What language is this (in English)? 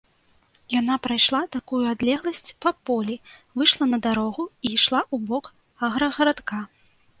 Belarusian